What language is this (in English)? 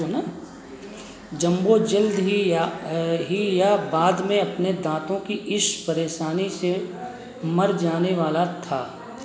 Hindi